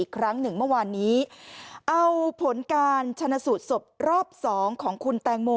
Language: Thai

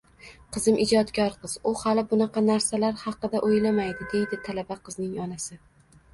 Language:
Uzbek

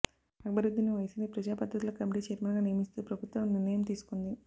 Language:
Telugu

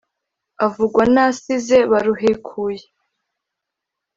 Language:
Kinyarwanda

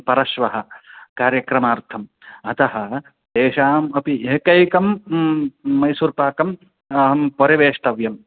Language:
Sanskrit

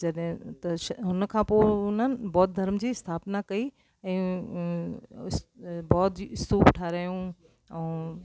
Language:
Sindhi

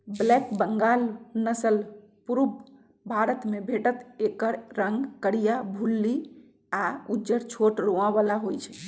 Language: Magahi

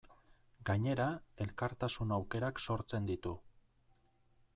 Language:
Basque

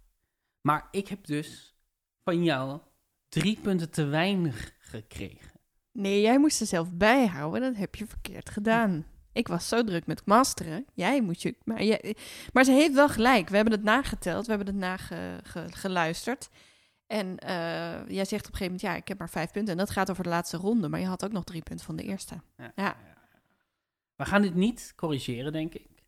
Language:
Dutch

